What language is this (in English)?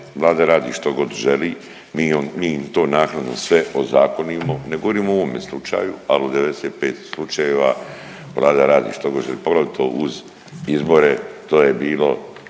Croatian